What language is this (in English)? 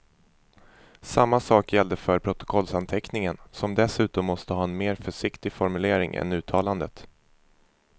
Swedish